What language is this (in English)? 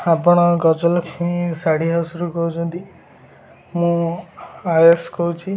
Odia